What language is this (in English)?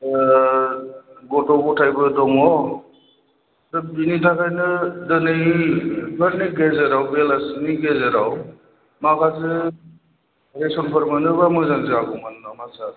Bodo